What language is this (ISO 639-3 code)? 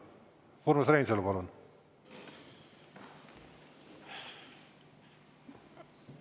est